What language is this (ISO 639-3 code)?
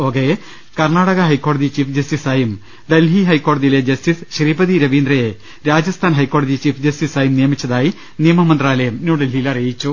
mal